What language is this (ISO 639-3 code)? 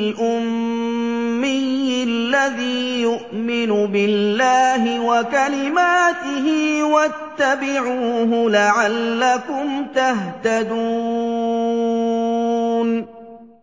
ara